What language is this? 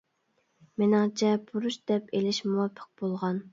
Uyghur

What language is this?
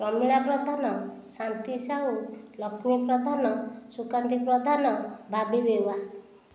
Odia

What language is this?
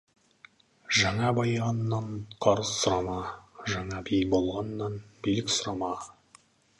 Kazakh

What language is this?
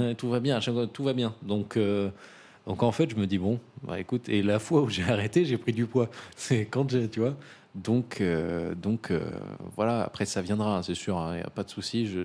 French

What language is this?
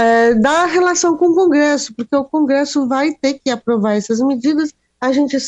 Portuguese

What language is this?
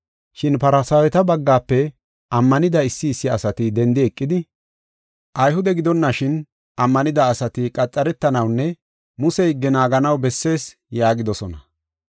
Gofa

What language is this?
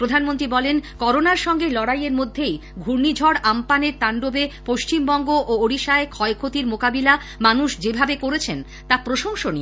Bangla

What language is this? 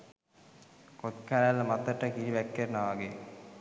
Sinhala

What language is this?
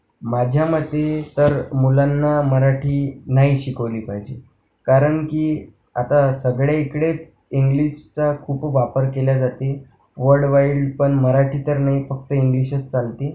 Marathi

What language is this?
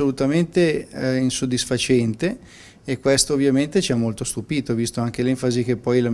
Italian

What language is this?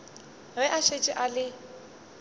Northern Sotho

